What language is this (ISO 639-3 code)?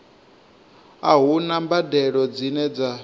ven